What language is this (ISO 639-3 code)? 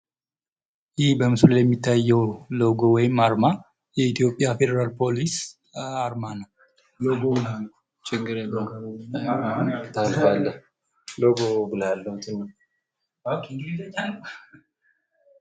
amh